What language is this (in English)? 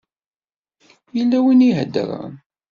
Kabyle